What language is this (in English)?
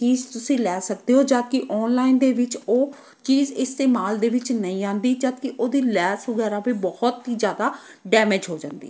Punjabi